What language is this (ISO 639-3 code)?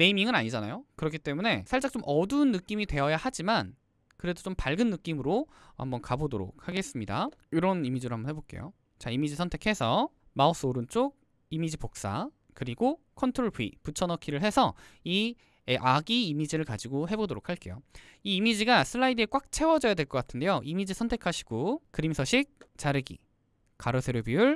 kor